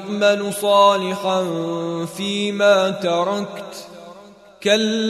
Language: Arabic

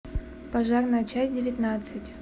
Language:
Russian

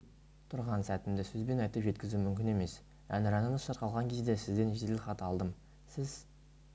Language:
Kazakh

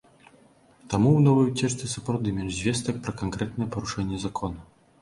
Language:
Belarusian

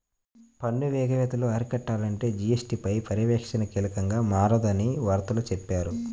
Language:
Telugu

